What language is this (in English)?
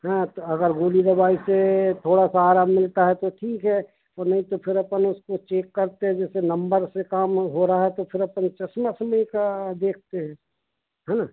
Hindi